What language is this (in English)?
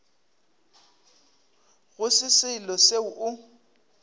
Northern Sotho